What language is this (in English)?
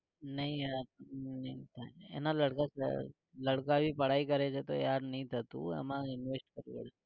Gujarati